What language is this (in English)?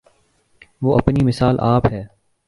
Urdu